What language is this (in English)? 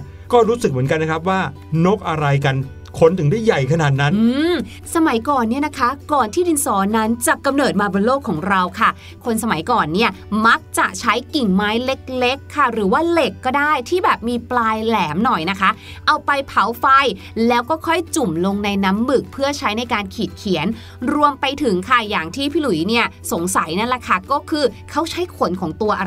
Thai